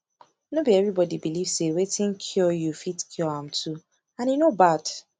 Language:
Nigerian Pidgin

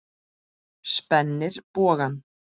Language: Icelandic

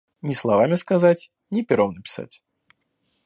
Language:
Russian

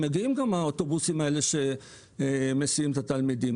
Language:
Hebrew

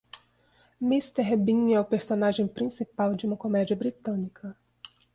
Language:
Portuguese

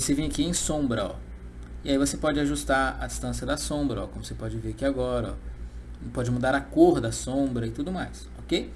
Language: Portuguese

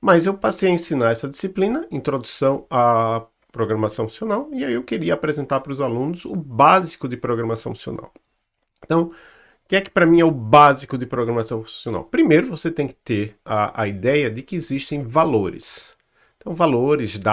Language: Portuguese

